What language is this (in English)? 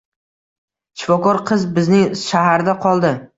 Uzbek